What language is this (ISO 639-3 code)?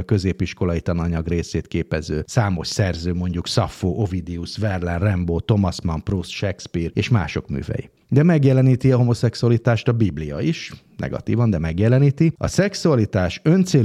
hun